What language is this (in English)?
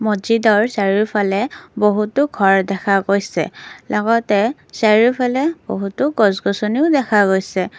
Assamese